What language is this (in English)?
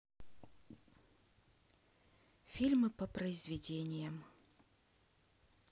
Russian